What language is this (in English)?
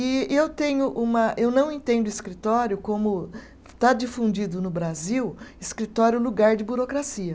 Portuguese